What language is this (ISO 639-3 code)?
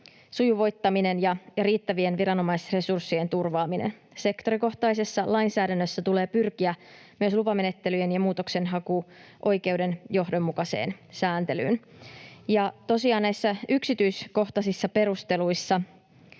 fin